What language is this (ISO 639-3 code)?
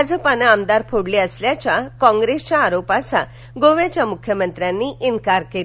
mar